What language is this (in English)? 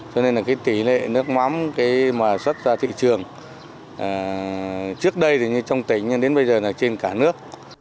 Vietnamese